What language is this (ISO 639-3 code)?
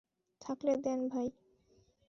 ben